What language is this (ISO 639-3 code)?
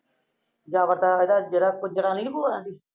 pan